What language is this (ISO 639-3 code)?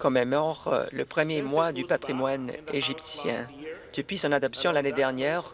fra